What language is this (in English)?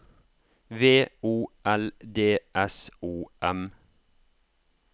Norwegian